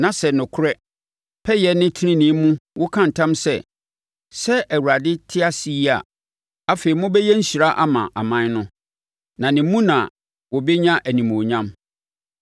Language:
Akan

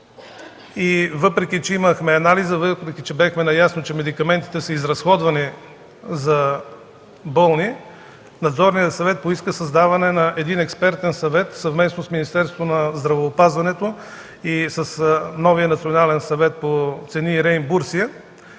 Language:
Bulgarian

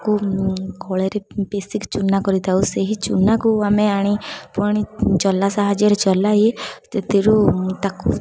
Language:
Odia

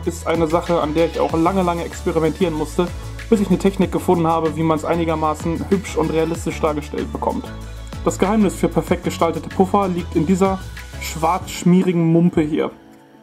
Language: German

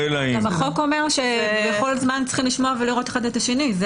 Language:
Hebrew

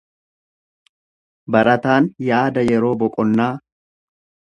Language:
Oromo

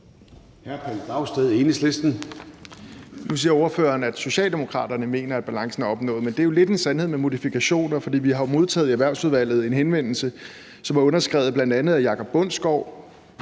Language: Danish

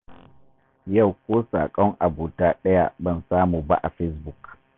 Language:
Hausa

